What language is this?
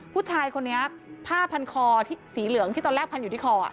Thai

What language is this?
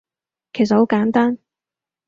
Cantonese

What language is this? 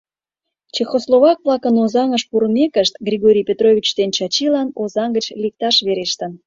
Mari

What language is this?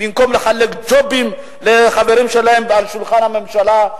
Hebrew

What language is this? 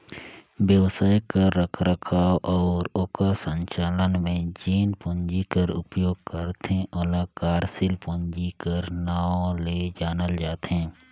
Chhattisgarhi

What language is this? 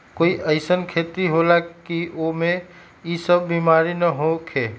Magahi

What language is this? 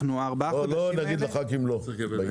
Hebrew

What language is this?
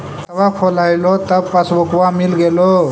Magahi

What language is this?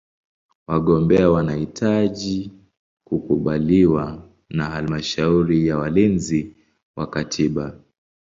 Swahili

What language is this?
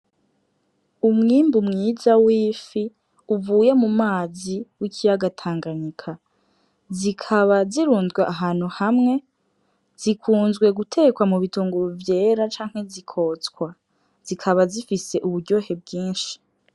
Rundi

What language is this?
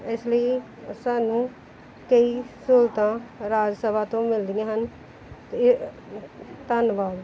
Punjabi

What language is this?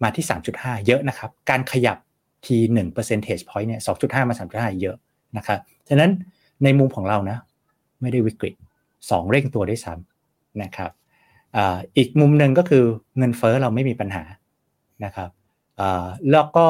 Thai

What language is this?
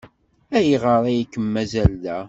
Kabyle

